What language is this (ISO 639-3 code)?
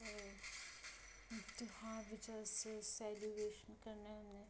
doi